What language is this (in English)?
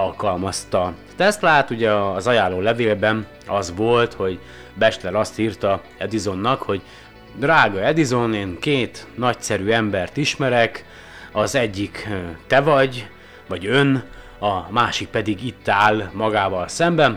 Hungarian